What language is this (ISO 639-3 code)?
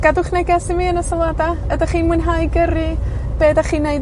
cym